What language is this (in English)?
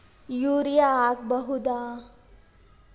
Kannada